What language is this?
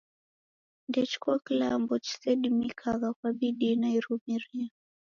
Taita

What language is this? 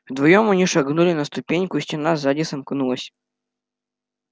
Russian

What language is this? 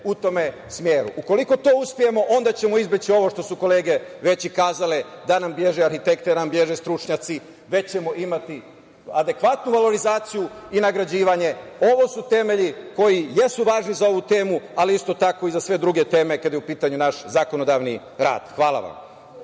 Serbian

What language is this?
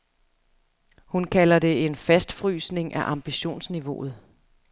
Danish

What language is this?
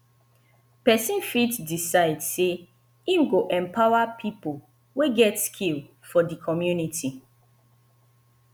Nigerian Pidgin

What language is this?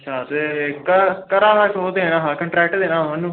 Dogri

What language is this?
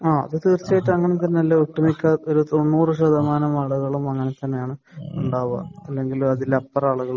Malayalam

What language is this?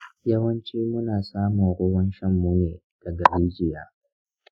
Hausa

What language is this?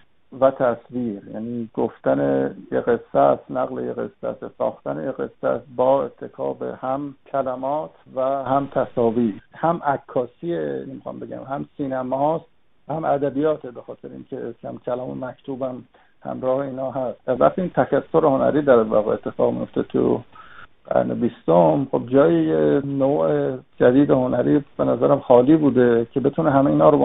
Persian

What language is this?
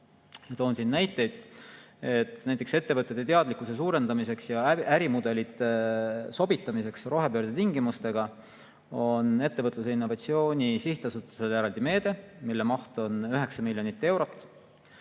Estonian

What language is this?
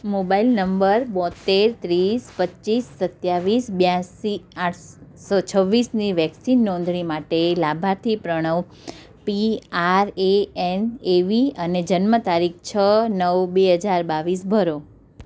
Gujarati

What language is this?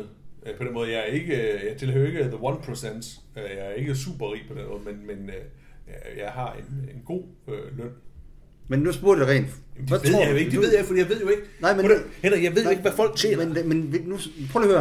Danish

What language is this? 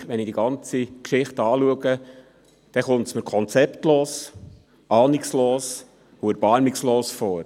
Swiss German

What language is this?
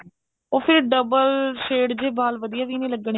Punjabi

